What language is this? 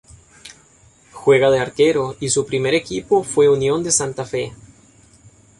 Spanish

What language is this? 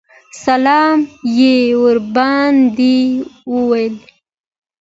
Pashto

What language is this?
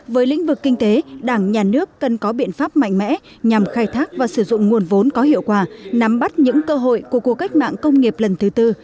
Vietnamese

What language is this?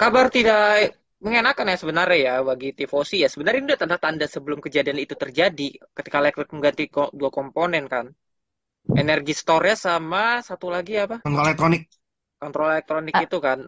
Indonesian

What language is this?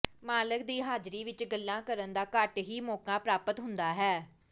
Punjabi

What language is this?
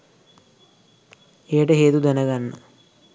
Sinhala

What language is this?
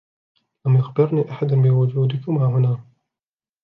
Arabic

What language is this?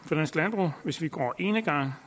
Danish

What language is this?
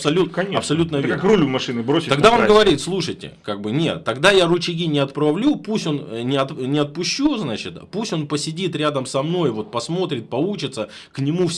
Russian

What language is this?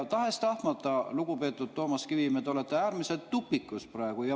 Estonian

